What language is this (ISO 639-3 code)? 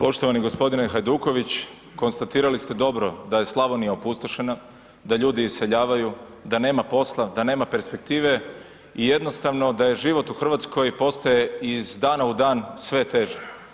hrv